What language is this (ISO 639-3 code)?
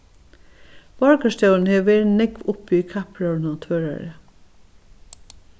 fao